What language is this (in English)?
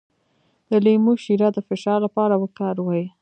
Pashto